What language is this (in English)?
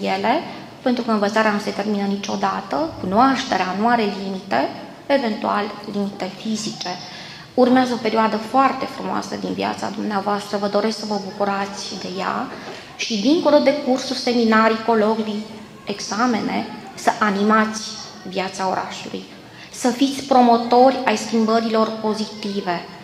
Romanian